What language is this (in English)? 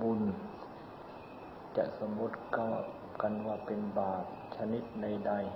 Thai